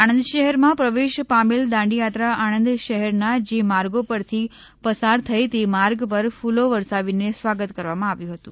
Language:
Gujarati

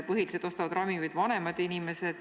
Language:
Estonian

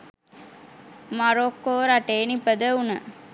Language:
Sinhala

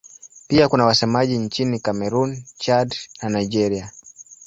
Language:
Swahili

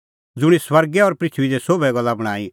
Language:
Kullu Pahari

